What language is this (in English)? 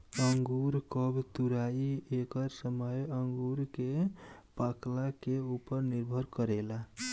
Bhojpuri